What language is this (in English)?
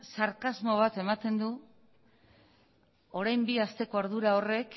Basque